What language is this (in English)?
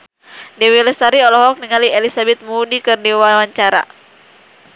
Sundanese